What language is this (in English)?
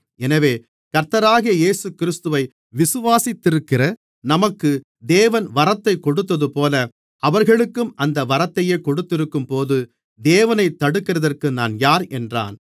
Tamil